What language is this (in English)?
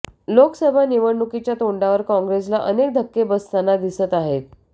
Marathi